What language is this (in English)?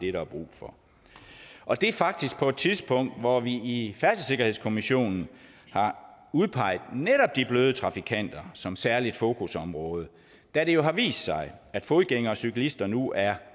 Danish